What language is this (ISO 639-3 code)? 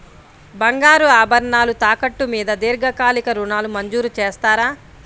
tel